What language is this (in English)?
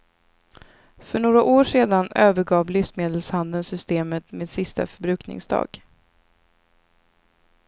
Swedish